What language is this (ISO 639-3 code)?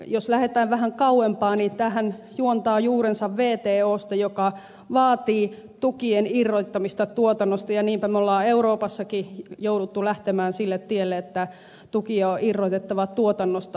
fin